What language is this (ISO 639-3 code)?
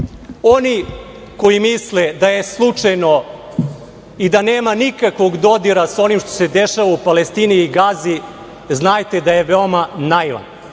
srp